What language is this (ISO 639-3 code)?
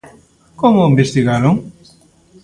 glg